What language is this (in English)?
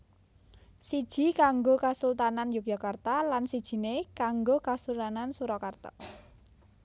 Javanese